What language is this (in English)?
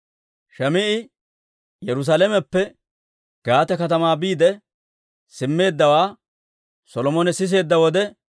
Dawro